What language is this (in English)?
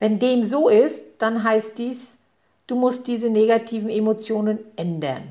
German